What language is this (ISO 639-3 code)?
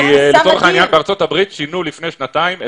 heb